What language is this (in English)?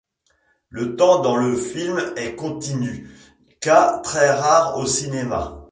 French